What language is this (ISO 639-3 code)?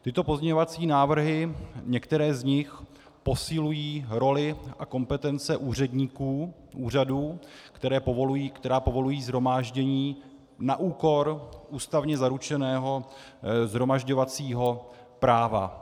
ces